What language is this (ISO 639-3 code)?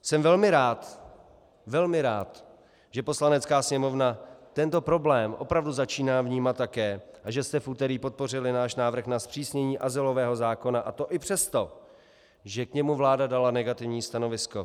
ces